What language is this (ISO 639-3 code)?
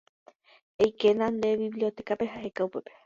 grn